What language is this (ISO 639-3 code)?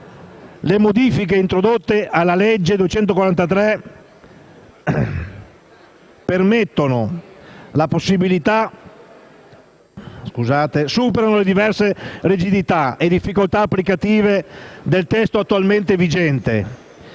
ita